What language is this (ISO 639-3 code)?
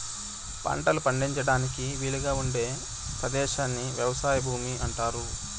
tel